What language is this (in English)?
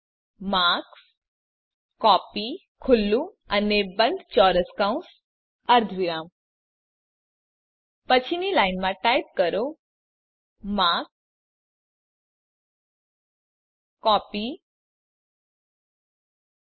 Gujarati